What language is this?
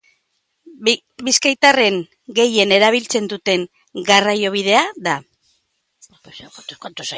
Basque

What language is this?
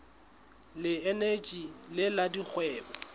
Southern Sotho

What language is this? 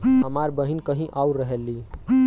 Bhojpuri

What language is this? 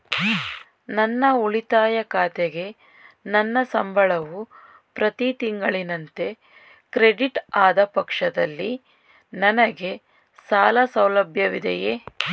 Kannada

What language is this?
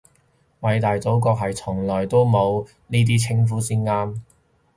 Cantonese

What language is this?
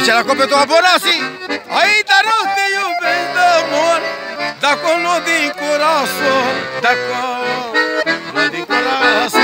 Romanian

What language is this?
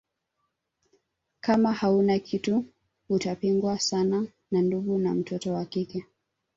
Swahili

